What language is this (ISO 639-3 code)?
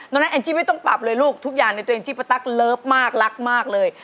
tha